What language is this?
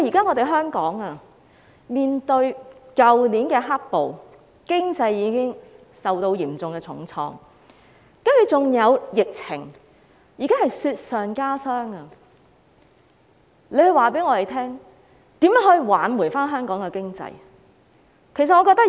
Cantonese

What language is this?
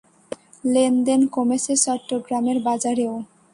Bangla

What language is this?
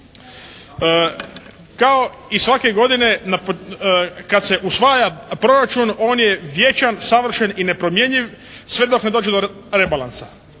Croatian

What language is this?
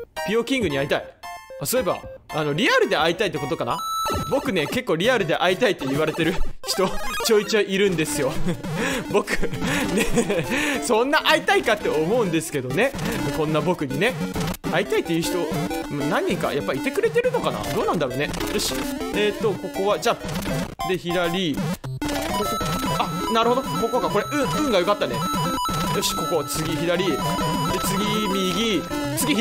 Japanese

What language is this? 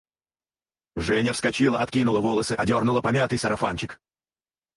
Russian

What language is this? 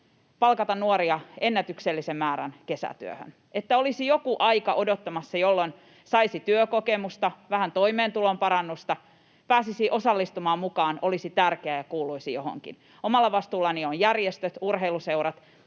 Finnish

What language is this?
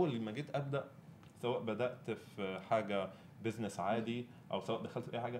Arabic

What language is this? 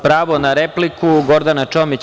Serbian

